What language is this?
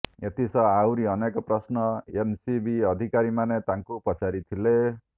Odia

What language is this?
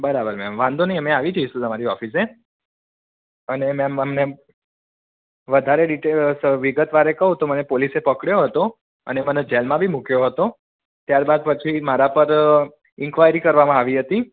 Gujarati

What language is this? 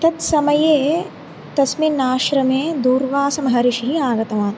Sanskrit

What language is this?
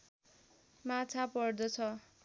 Nepali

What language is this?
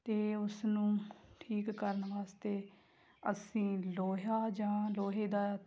Punjabi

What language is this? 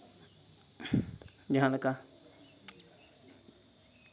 Santali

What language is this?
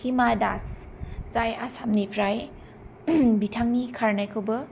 Bodo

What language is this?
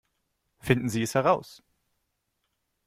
German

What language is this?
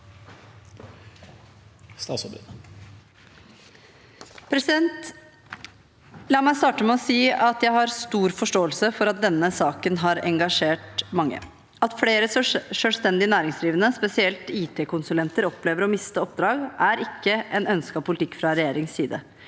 Norwegian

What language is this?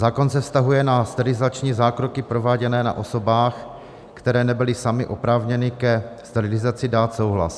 Czech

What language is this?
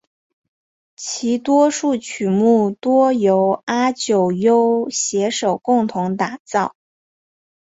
Chinese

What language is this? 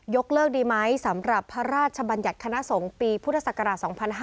Thai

